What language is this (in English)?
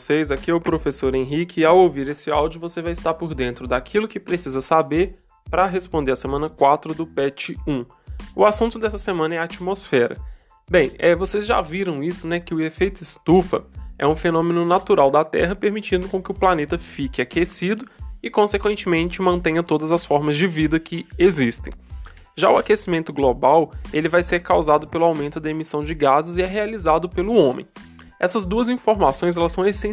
Portuguese